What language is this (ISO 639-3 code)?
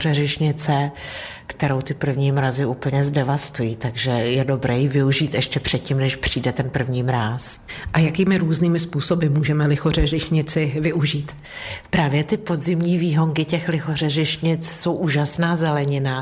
ces